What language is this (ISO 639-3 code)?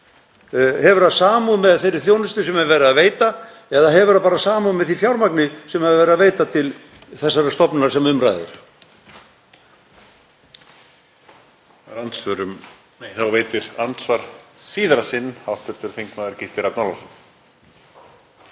isl